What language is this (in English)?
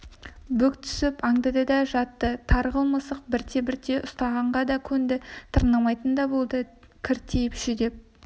Kazakh